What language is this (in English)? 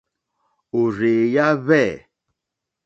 Mokpwe